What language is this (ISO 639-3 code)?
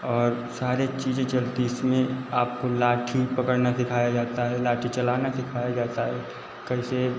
hin